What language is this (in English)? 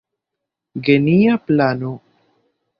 Esperanto